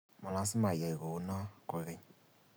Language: Kalenjin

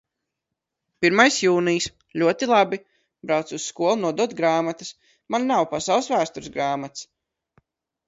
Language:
Latvian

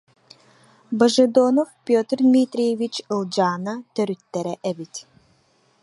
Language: Yakut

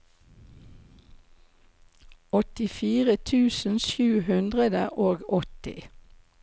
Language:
Norwegian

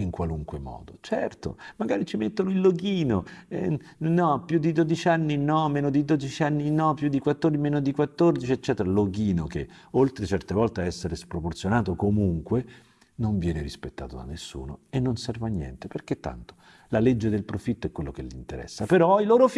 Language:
Italian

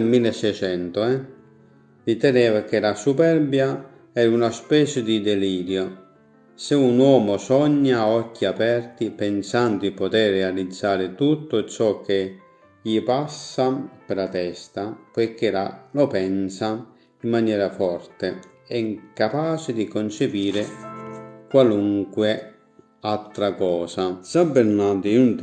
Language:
Italian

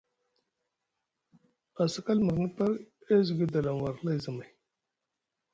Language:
Musgu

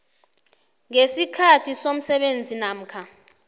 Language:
South Ndebele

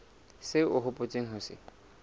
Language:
Southern Sotho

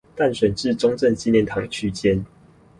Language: Chinese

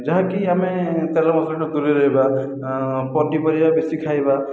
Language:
Odia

